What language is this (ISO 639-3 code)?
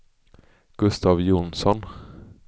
swe